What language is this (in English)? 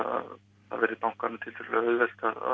Icelandic